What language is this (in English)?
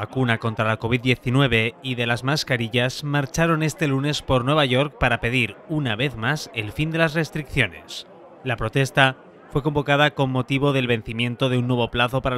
Spanish